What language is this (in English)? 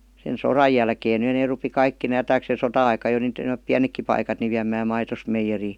Finnish